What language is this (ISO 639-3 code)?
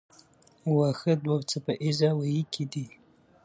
pus